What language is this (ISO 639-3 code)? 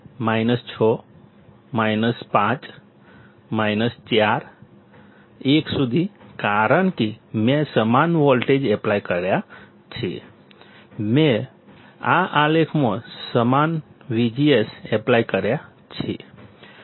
guj